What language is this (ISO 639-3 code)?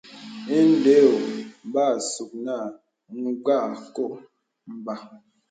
beb